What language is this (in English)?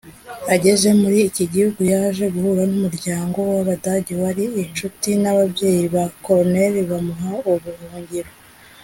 Kinyarwanda